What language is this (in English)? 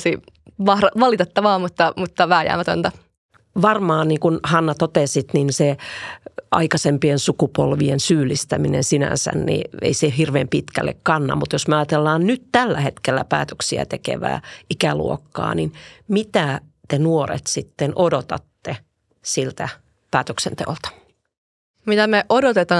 Finnish